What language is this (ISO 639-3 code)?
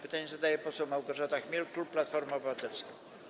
pol